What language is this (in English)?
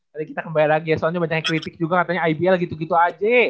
Indonesian